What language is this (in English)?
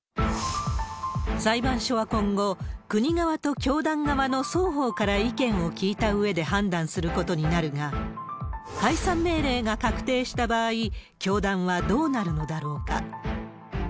Japanese